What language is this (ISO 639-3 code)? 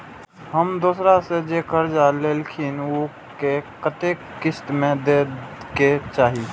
mai